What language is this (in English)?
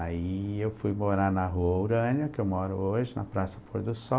Portuguese